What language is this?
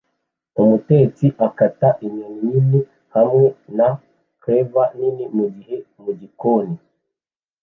Kinyarwanda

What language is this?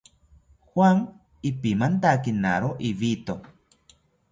South Ucayali Ashéninka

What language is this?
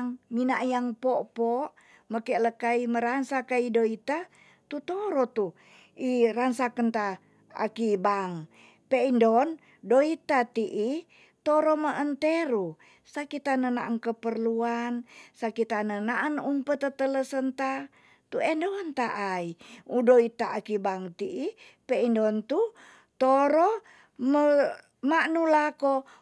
Tonsea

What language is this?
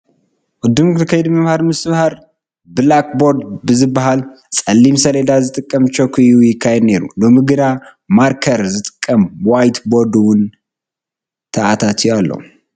Tigrinya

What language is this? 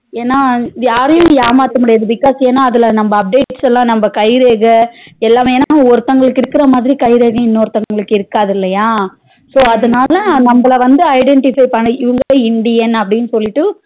Tamil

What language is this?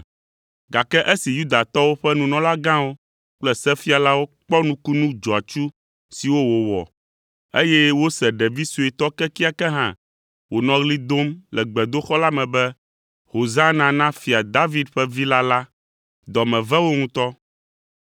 Ewe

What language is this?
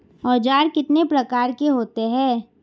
Hindi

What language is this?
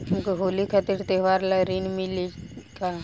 Bhojpuri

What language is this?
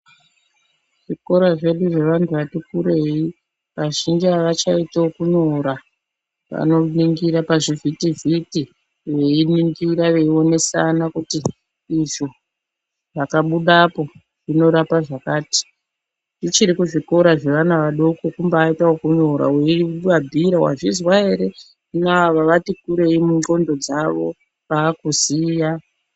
Ndau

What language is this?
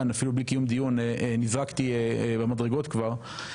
Hebrew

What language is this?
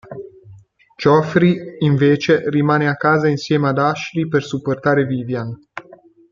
Italian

